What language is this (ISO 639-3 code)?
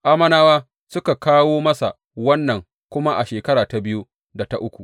hau